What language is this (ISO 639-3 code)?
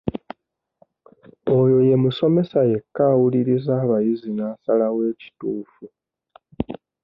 lug